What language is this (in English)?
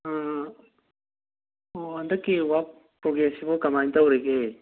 Manipuri